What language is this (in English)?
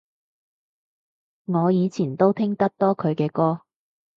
Cantonese